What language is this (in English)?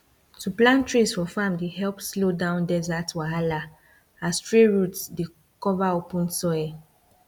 Nigerian Pidgin